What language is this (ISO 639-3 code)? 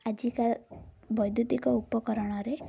ori